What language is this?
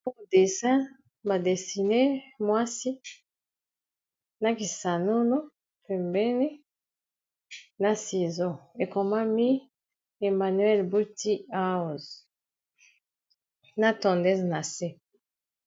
Lingala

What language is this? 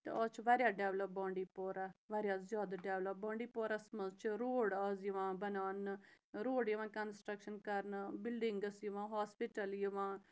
Kashmiri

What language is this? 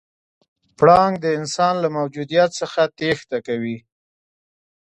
Pashto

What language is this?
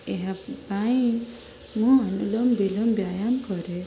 Odia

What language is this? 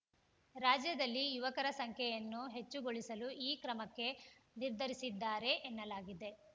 Kannada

